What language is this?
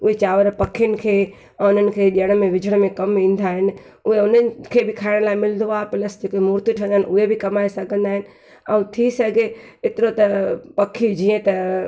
Sindhi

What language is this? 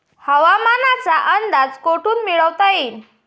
Marathi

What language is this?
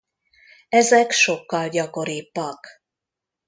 Hungarian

